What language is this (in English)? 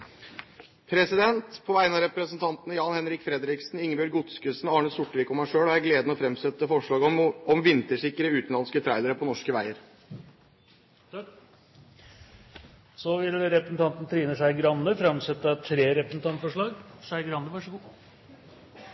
Norwegian